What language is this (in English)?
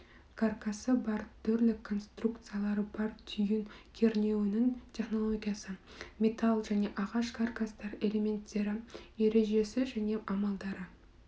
Kazakh